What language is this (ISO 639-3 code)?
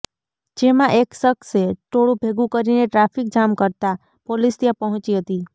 guj